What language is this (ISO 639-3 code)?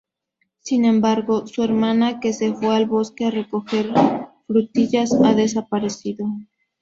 spa